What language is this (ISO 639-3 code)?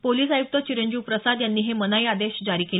mar